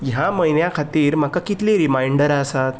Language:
Konkani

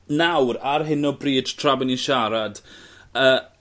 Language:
Welsh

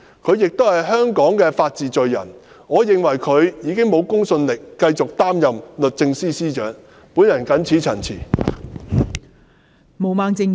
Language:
Cantonese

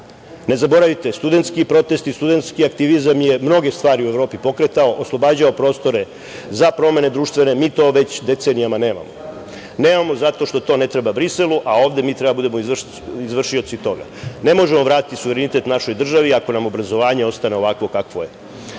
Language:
Serbian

